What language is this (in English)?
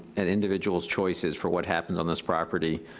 English